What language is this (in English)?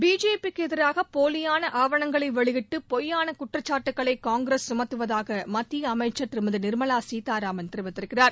Tamil